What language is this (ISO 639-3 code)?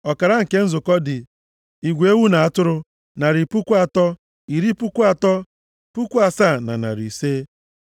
ibo